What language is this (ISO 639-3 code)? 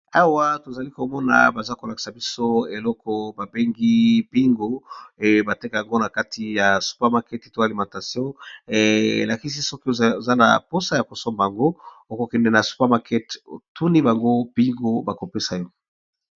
lin